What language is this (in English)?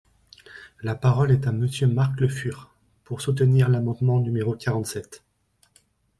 French